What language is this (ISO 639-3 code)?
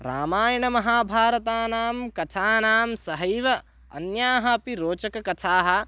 san